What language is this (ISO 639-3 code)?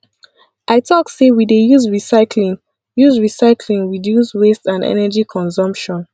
pcm